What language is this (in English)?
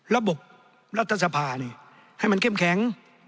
Thai